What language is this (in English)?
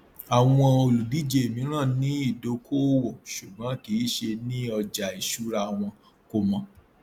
Yoruba